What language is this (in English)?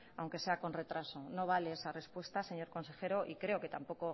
Spanish